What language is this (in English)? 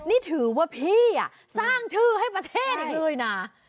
Thai